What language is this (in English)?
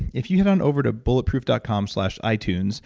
English